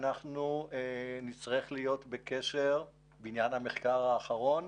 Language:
Hebrew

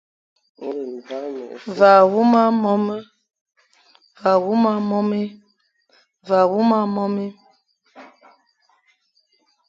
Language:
Fang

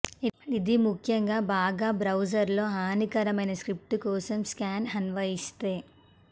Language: Telugu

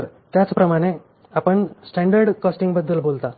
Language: Marathi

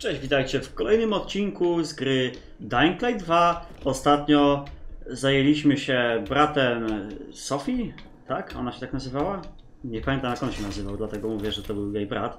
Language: Polish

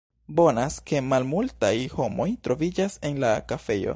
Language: Esperanto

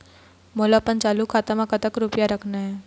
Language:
Chhattisgarhi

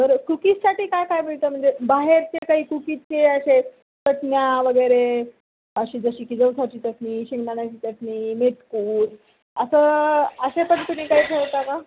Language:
Marathi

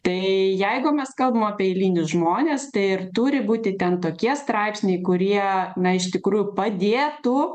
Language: Lithuanian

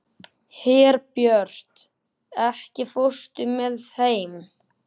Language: Icelandic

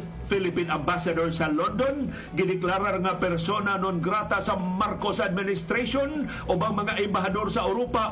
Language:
Filipino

